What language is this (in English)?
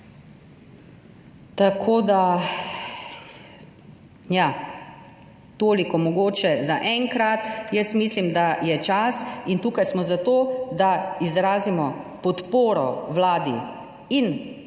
Slovenian